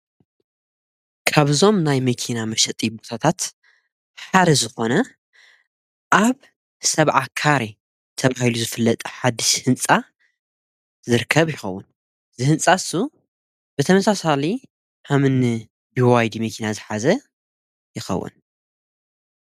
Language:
Tigrinya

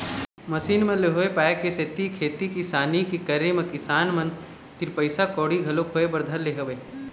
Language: Chhattisgarhi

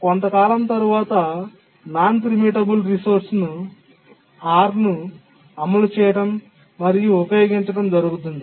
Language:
Telugu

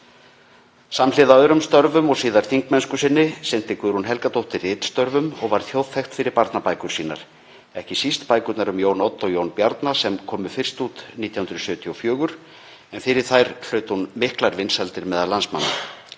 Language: Icelandic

